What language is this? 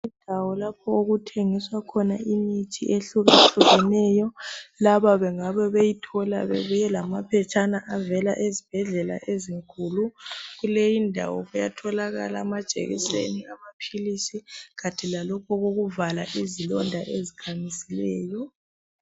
North Ndebele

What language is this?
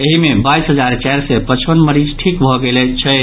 Maithili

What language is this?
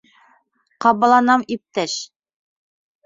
Bashkir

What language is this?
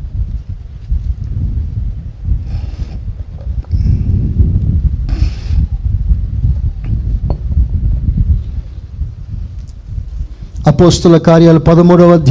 Telugu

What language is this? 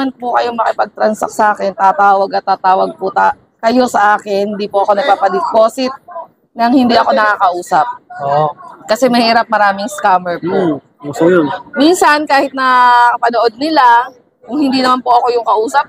Filipino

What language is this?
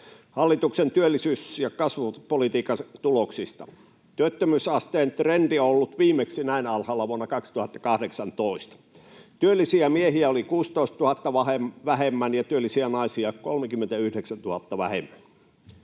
Finnish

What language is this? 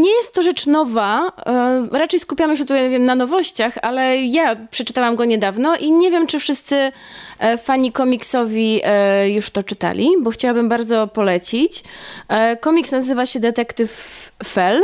Polish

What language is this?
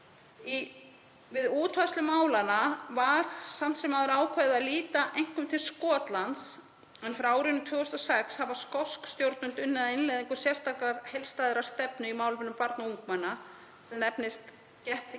Icelandic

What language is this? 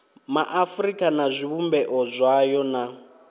Venda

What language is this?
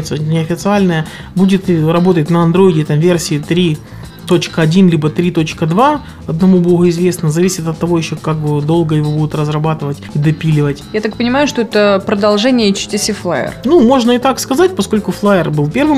Russian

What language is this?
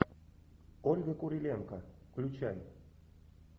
Russian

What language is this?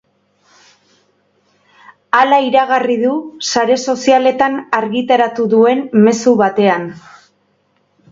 Basque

